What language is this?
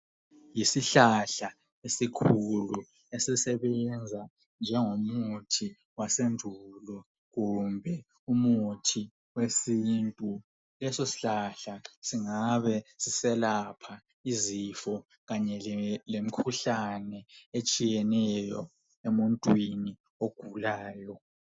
North Ndebele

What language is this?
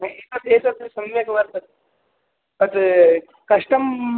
Sanskrit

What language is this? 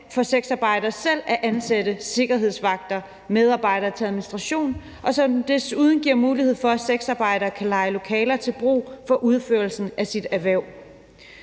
Danish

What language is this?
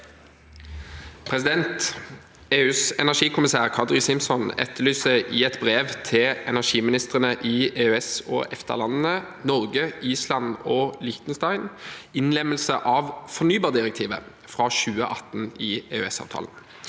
Norwegian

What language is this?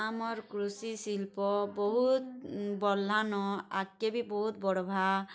Odia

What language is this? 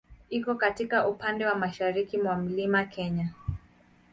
Swahili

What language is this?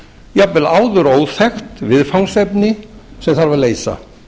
Icelandic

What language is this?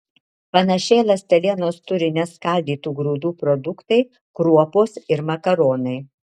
Lithuanian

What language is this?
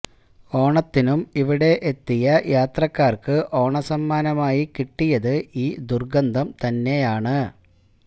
Malayalam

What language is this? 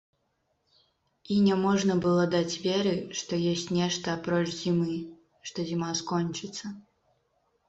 Belarusian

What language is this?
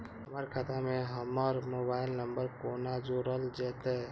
Maithili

